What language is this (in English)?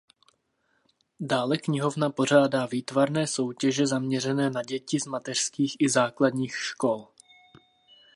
Czech